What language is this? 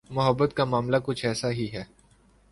Urdu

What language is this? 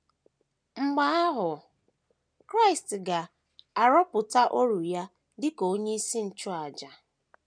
Igbo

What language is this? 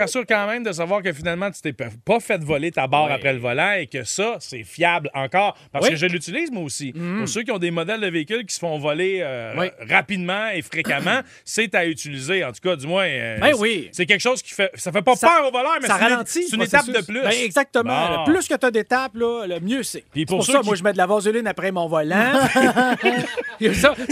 French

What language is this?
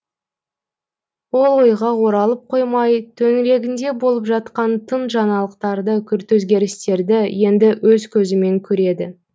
Kazakh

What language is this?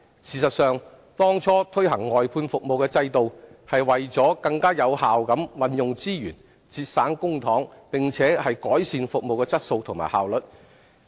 Cantonese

